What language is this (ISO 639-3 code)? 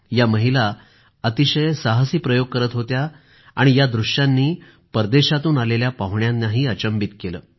mar